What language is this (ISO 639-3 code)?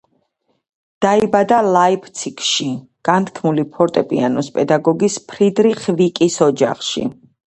kat